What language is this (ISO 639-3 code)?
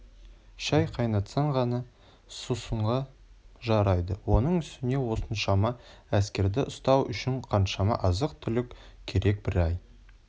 kaz